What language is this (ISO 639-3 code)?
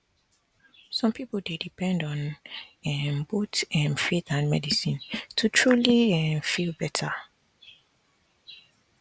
pcm